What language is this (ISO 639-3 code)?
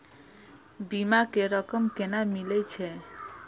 mai